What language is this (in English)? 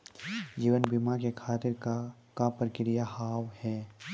Maithili